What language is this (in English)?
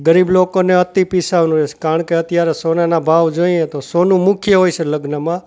Gujarati